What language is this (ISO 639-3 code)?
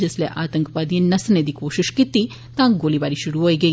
doi